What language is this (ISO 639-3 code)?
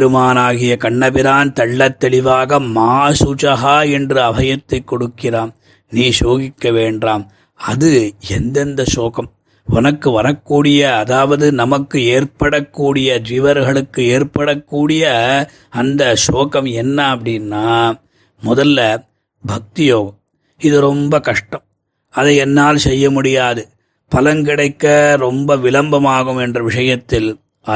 tam